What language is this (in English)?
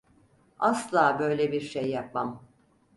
Turkish